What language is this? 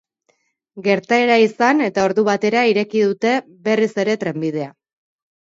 Basque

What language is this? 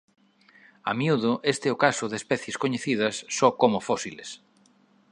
Galician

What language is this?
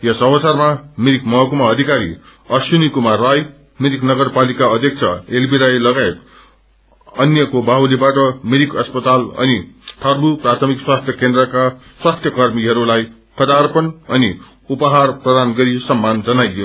Nepali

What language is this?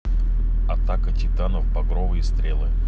Russian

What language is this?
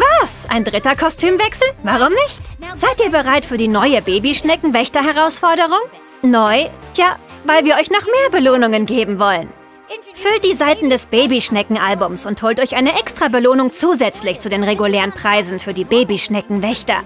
German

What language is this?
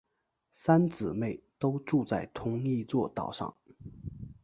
Chinese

